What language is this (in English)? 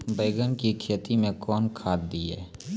Maithili